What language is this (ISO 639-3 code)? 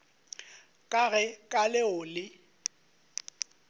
nso